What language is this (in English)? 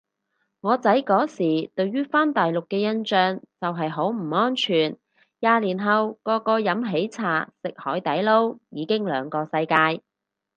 Cantonese